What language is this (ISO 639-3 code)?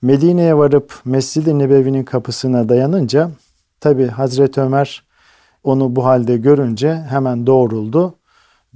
tur